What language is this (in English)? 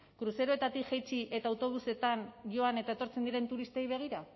Basque